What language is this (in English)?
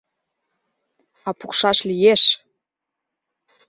Mari